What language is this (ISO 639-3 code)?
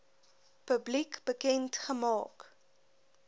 afr